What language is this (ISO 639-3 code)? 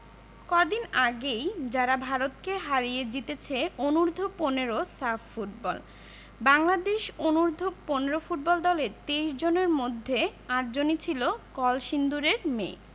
ben